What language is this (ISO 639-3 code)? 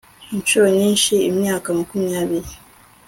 kin